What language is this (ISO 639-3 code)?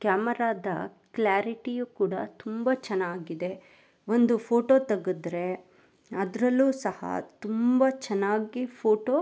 kan